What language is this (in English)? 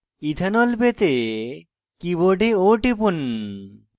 Bangla